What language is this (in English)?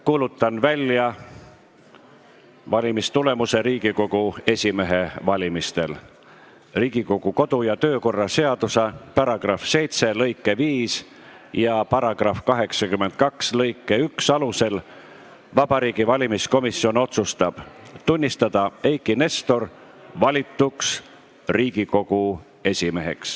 Estonian